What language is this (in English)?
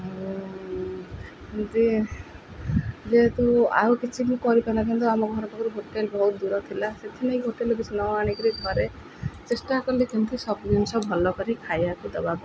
Odia